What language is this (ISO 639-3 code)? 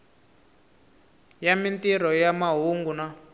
tso